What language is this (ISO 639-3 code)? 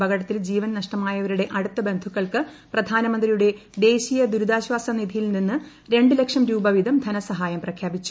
mal